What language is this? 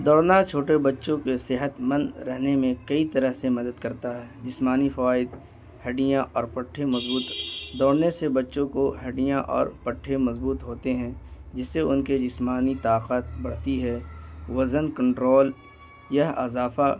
Urdu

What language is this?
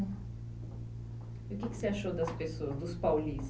Portuguese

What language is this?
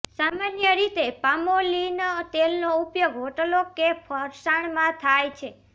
Gujarati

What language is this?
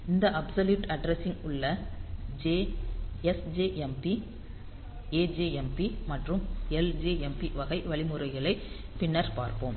Tamil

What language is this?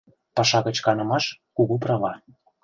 Mari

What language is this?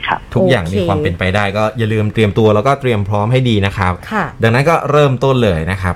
Thai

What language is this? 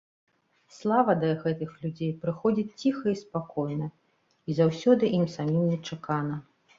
Belarusian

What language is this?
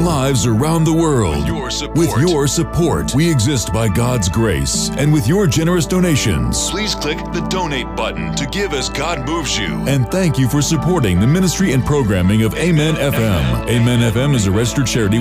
Urdu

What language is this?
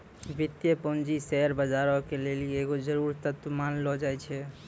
Maithili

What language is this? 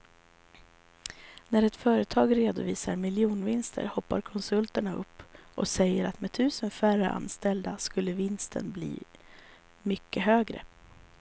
Swedish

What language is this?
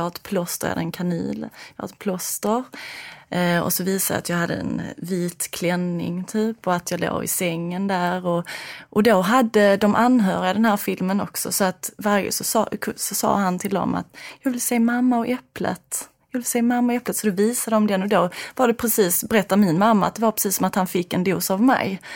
Swedish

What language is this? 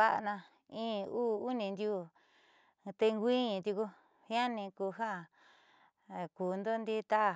Southeastern Nochixtlán Mixtec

